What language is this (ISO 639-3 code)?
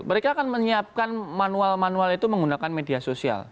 ind